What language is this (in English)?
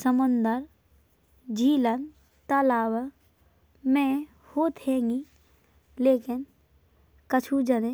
Bundeli